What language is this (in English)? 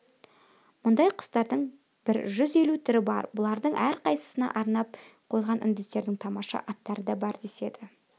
Kazakh